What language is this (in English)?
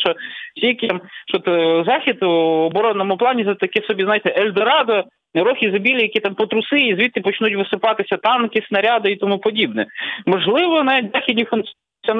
Ukrainian